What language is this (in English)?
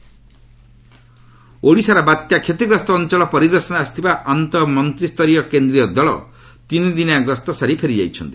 Odia